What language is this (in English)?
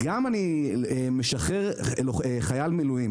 Hebrew